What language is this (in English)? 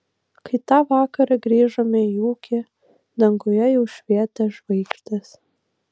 Lithuanian